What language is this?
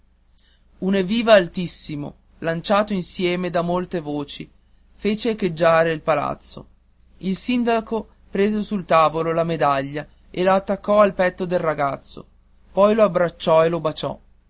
Italian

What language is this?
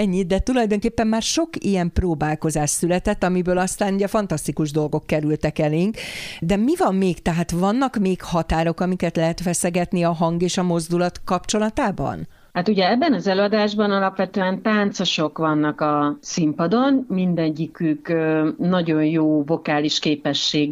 Hungarian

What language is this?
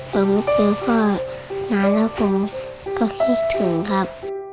Thai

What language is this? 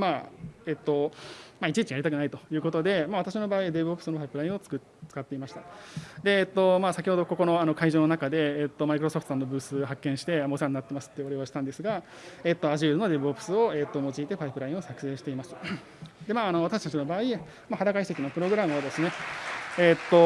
Japanese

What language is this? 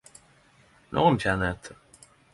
Norwegian Nynorsk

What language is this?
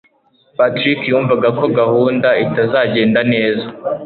Kinyarwanda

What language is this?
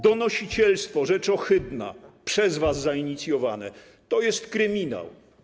Polish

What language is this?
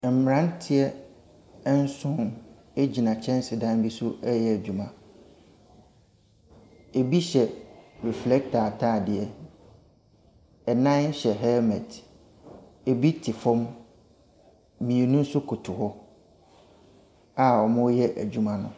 Akan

